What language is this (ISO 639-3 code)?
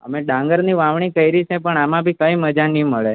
guj